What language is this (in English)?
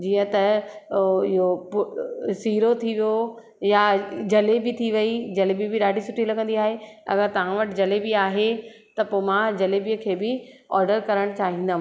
Sindhi